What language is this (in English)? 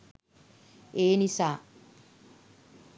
Sinhala